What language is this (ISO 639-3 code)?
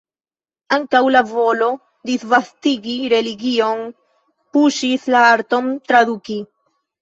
epo